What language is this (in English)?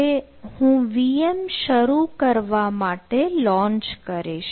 Gujarati